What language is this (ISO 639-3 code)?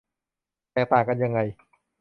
tha